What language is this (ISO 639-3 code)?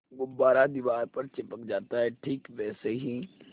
hin